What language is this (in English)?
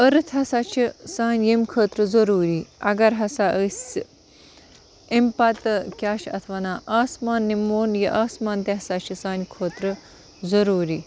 Kashmiri